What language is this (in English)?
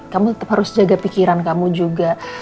Indonesian